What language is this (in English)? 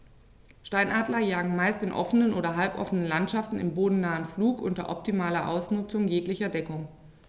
German